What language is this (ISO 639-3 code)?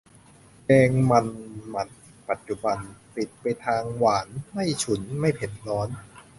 tha